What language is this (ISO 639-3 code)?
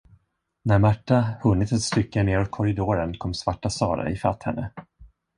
swe